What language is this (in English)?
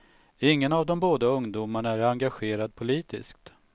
Swedish